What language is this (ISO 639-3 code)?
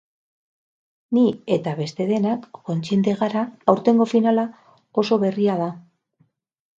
eus